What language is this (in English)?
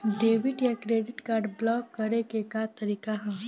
Bhojpuri